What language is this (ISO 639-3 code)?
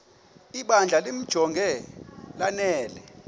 xho